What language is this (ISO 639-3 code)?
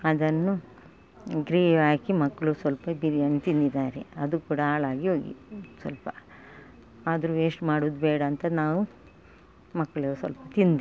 kan